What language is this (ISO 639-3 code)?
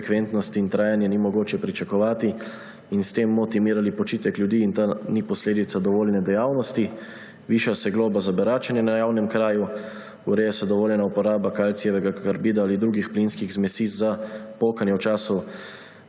slv